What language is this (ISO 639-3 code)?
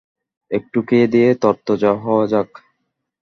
ben